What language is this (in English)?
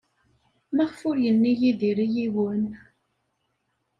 Kabyle